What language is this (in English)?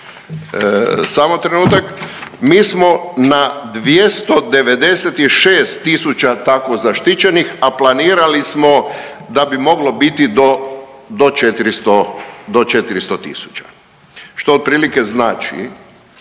Croatian